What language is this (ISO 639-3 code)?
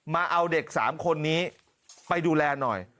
tha